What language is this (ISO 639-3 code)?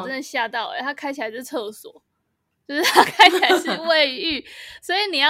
zho